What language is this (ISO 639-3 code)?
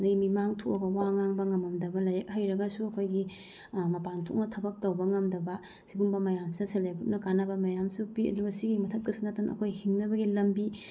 mni